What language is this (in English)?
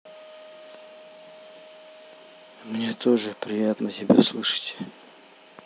Russian